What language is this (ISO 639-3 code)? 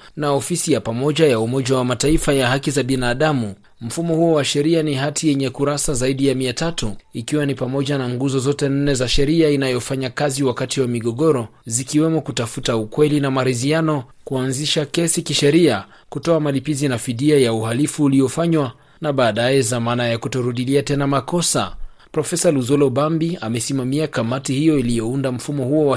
swa